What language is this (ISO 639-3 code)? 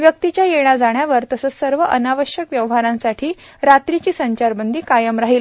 mar